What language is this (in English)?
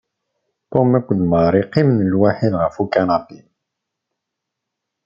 Kabyle